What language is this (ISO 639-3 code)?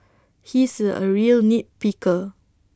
eng